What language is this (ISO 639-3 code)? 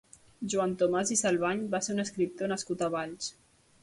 cat